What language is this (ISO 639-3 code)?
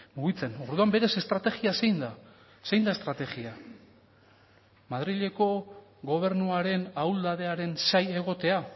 eus